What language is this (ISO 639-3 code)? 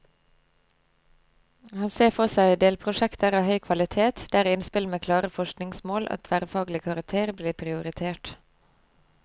nor